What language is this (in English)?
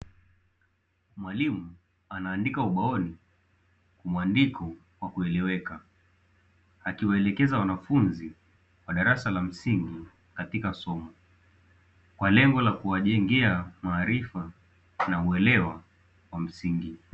Swahili